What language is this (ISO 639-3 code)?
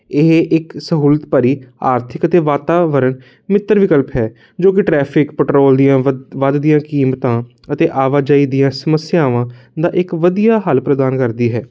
pan